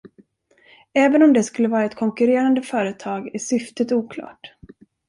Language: Swedish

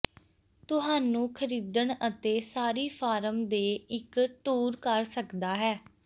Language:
Punjabi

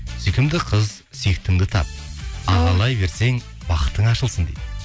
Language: Kazakh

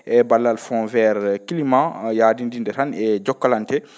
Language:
Fula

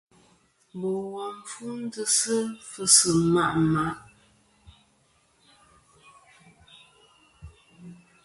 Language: Kom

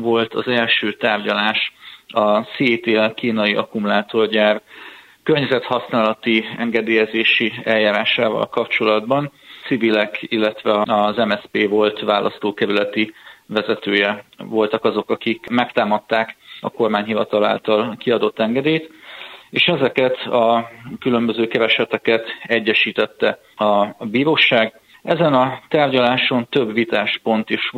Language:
Hungarian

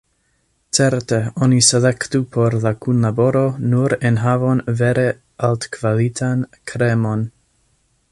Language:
Esperanto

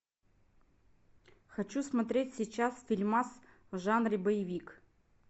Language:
Russian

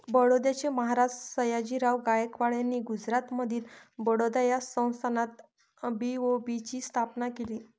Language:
Marathi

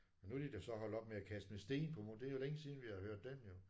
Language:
Danish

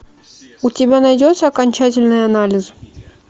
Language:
Russian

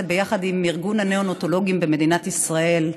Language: Hebrew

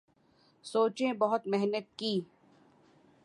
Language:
Urdu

